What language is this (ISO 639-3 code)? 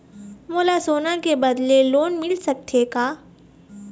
hne